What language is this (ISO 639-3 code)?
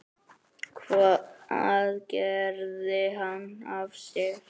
isl